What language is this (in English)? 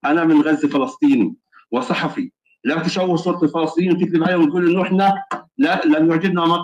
Arabic